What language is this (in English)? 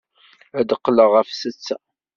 Kabyle